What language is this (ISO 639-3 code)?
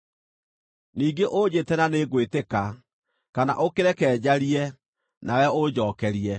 kik